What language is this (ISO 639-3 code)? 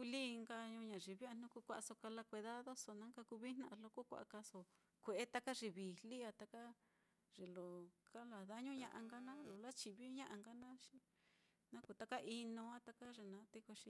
vmm